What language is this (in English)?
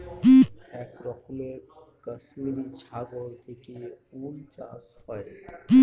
Bangla